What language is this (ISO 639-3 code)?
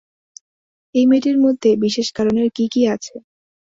ben